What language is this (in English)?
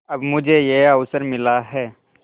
Hindi